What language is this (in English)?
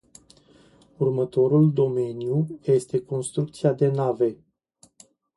Romanian